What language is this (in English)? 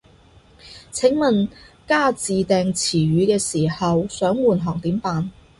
Cantonese